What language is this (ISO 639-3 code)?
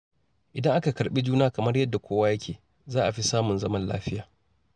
hau